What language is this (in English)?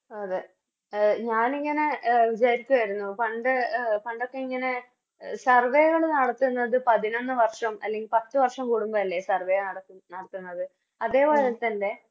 Malayalam